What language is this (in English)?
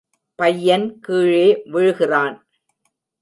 Tamil